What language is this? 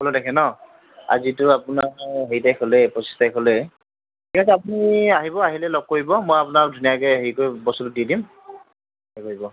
Assamese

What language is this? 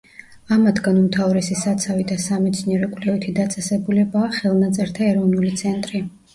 Georgian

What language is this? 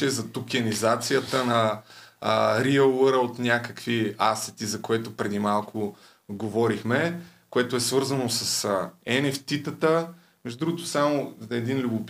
Bulgarian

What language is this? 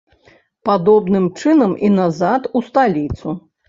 Belarusian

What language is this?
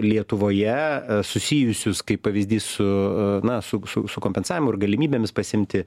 Lithuanian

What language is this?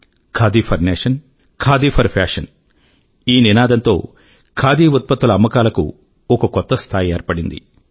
Telugu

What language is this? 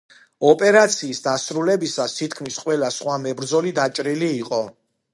Georgian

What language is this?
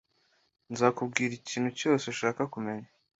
Kinyarwanda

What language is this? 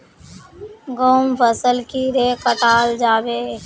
Magahi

